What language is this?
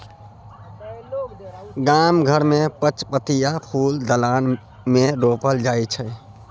Maithili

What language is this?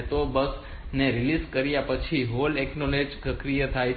Gujarati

